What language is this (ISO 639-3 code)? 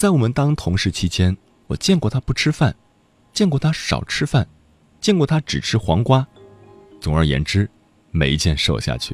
zho